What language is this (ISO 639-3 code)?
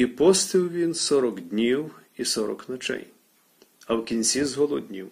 ukr